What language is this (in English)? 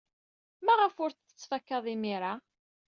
Kabyle